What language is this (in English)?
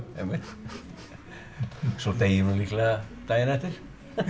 Icelandic